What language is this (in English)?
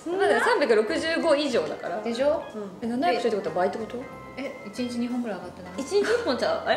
Japanese